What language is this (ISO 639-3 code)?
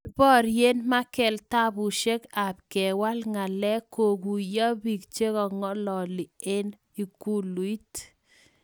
kln